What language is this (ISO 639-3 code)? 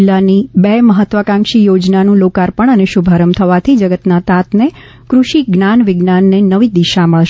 guj